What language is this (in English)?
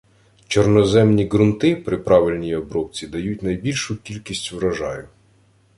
Ukrainian